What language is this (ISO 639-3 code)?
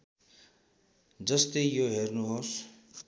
nep